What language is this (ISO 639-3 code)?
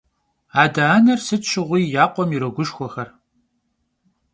kbd